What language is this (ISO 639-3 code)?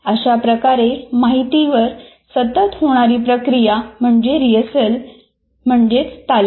mar